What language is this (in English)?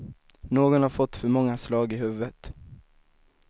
Swedish